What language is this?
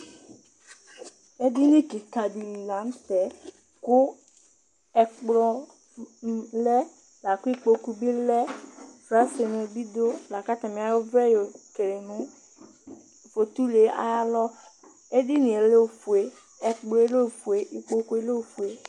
Ikposo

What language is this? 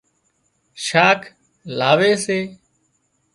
Wadiyara Koli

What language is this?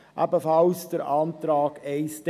Swiss German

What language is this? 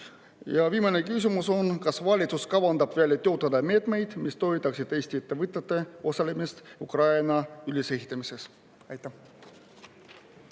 Estonian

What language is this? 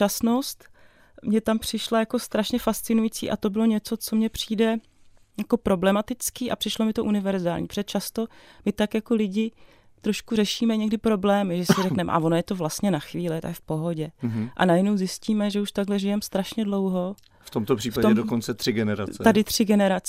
Czech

